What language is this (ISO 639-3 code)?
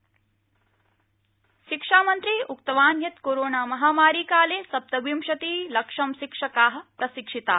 san